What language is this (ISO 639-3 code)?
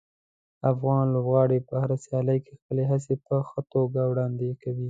pus